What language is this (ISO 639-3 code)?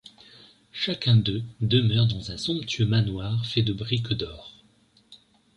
fra